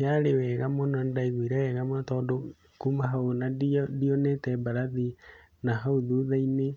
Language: Kikuyu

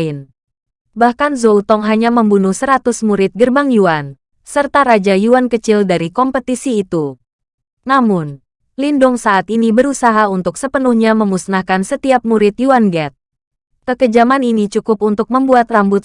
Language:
Indonesian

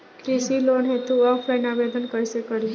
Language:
Bhojpuri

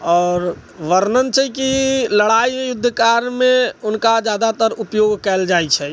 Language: Maithili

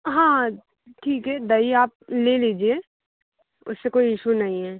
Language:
Hindi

